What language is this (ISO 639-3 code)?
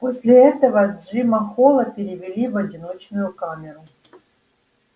rus